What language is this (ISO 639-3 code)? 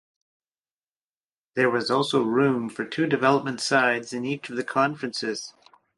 eng